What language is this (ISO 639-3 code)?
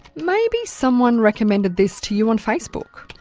eng